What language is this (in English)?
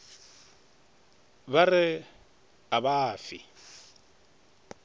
Northern Sotho